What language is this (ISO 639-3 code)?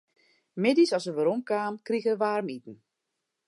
fry